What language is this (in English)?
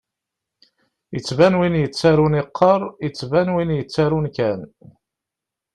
Kabyle